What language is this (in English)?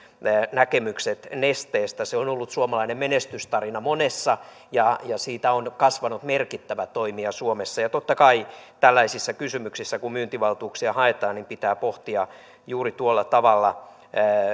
Finnish